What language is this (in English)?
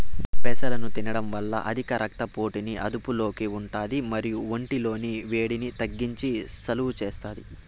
Telugu